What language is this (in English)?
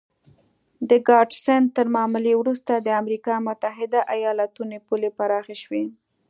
Pashto